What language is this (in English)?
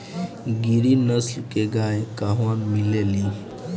Bhojpuri